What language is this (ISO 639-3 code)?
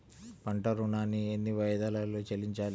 tel